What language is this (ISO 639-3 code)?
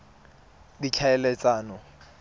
tsn